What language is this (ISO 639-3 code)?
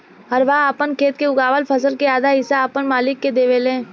bho